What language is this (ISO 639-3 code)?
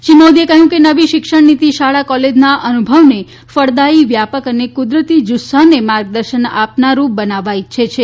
guj